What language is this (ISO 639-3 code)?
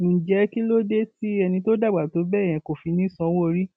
yor